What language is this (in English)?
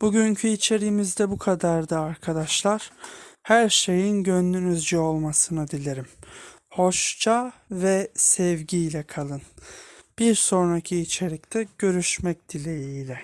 Turkish